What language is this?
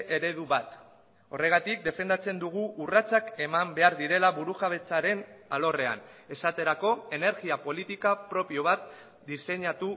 Basque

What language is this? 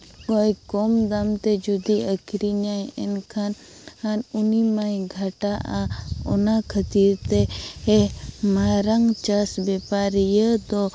Santali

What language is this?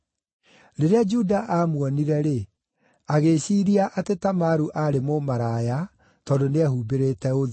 Kikuyu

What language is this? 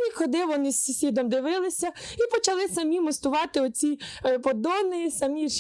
Ukrainian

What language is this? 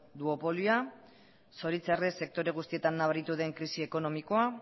Basque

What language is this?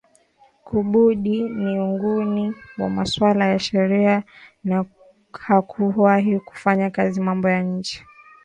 Swahili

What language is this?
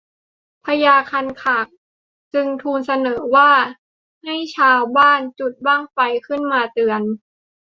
Thai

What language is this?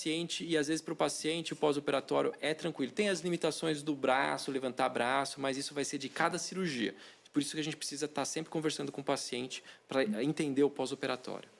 Portuguese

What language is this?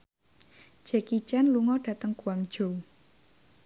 Javanese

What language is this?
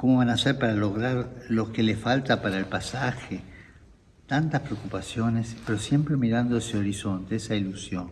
Spanish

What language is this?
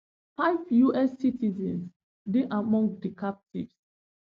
Nigerian Pidgin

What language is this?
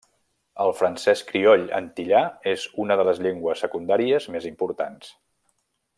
Catalan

